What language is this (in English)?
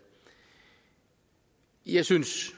Danish